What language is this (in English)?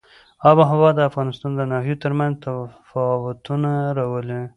Pashto